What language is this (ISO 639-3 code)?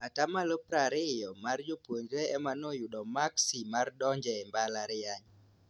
luo